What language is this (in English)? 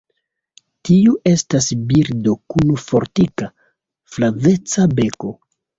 Esperanto